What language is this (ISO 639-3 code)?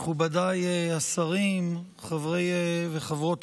heb